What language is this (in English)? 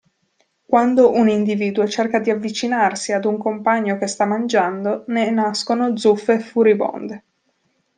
Italian